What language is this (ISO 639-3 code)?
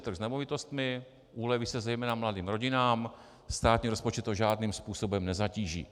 ces